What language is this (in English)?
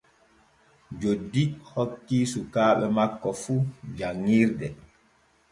Borgu Fulfulde